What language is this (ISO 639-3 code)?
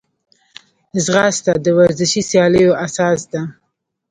pus